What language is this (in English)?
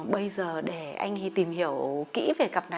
Vietnamese